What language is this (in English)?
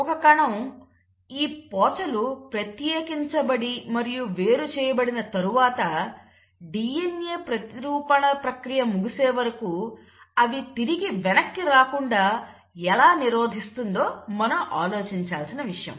Telugu